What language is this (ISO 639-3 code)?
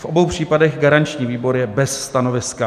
ces